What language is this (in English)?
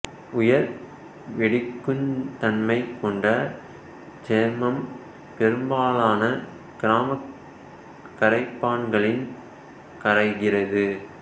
Tamil